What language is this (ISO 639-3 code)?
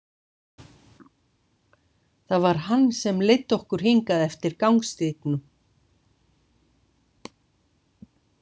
isl